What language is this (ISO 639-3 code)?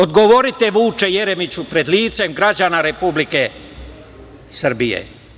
srp